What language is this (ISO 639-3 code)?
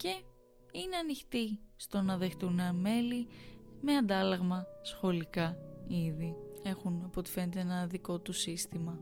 ell